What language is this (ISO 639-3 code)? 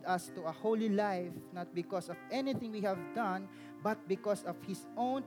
fil